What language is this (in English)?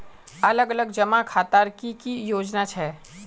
Magahi